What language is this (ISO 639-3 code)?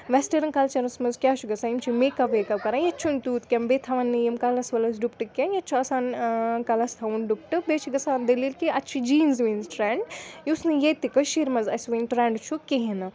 kas